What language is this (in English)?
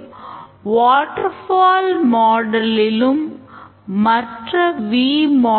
Tamil